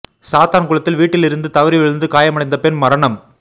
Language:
Tamil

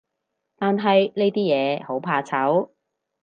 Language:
Cantonese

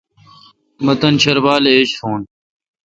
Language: Kalkoti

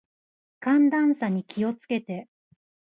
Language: Japanese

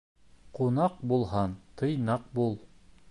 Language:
Bashkir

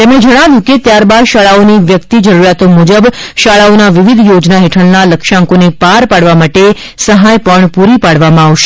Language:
Gujarati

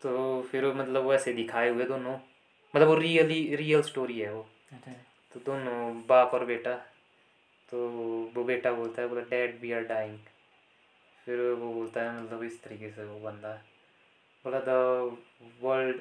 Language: Hindi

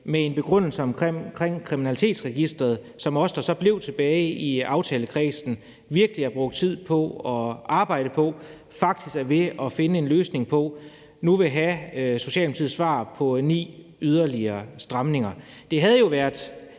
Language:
Danish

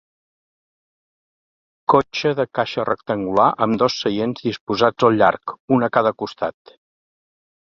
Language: Catalan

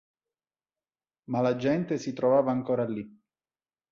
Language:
Italian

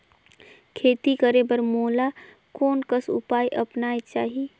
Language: Chhattisgarhi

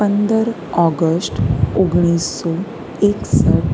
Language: Gujarati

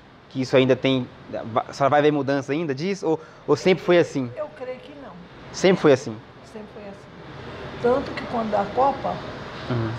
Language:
Portuguese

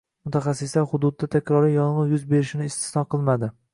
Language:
Uzbek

